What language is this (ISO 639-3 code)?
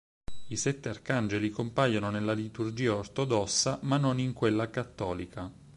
ita